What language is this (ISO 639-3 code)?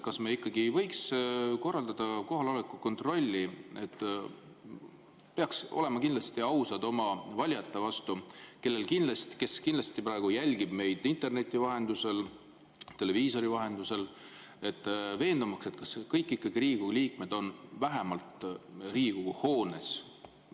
est